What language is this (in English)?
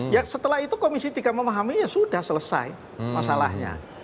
Indonesian